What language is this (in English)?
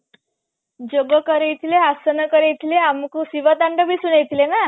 Odia